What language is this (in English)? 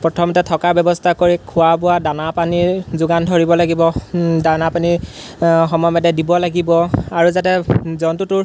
Assamese